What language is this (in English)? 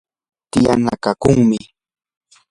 Yanahuanca Pasco Quechua